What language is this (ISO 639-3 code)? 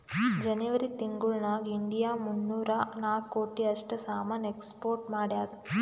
kan